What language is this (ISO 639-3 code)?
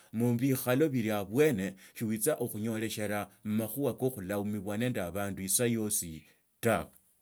lto